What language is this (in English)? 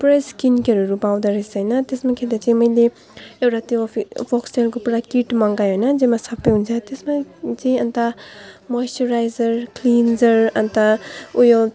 Nepali